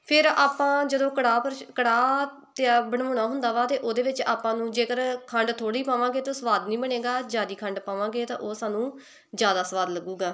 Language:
Punjabi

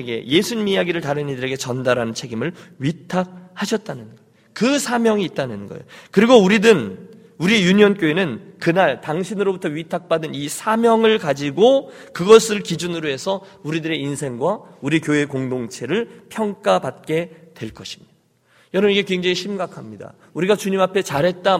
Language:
Korean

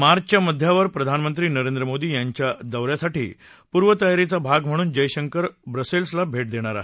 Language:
Marathi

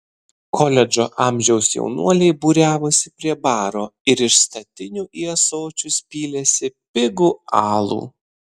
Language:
Lithuanian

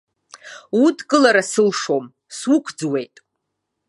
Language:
Abkhazian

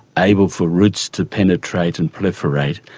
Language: English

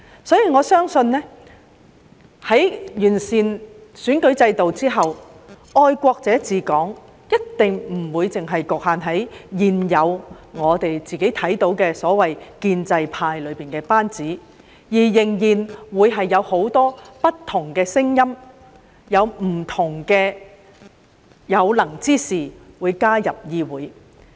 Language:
Cantonese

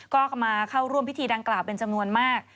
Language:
Thai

